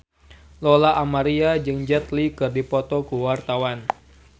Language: Sundanese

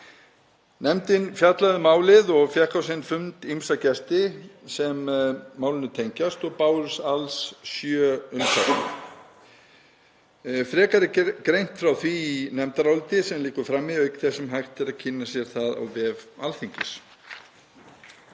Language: Icelandic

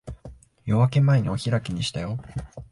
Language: Japanese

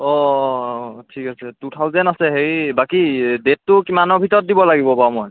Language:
Assamese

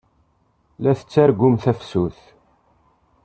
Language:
Kabyle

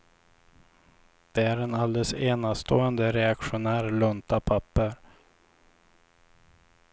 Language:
Swedish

